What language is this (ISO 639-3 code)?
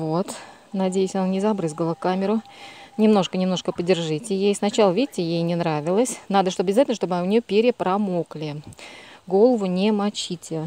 rus